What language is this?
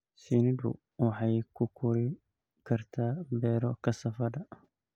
Somali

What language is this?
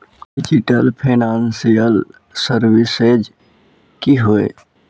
Magahi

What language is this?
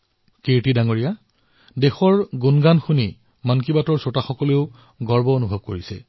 Assamese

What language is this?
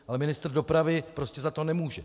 Czech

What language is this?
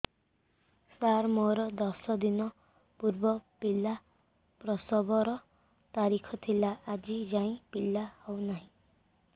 Odia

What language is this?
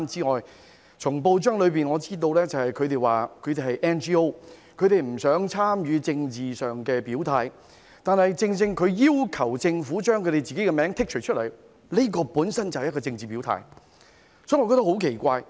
Cantonese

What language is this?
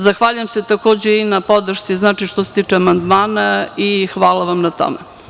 Serbian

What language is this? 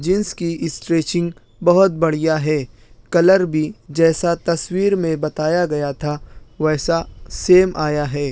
Urdu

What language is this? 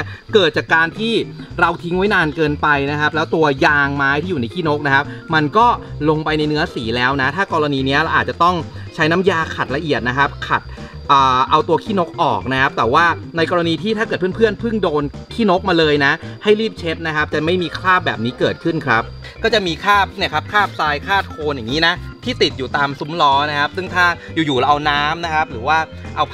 Thai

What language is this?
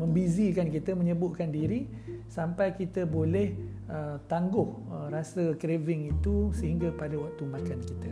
Malay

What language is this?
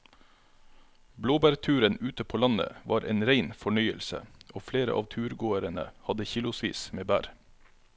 Norwegian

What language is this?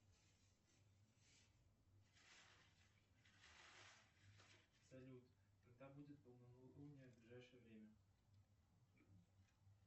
Russian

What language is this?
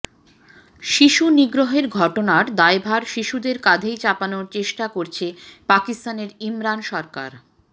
Bangla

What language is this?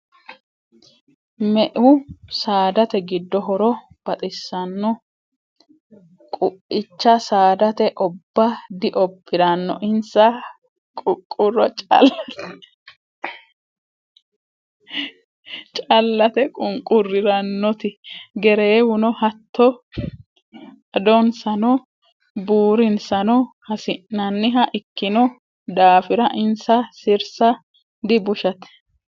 Sidamo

